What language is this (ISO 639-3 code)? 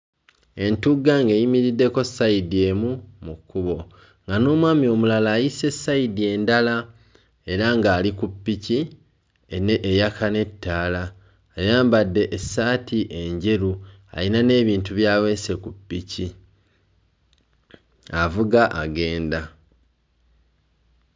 lug